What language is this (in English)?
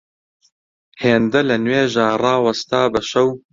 Central Kurdish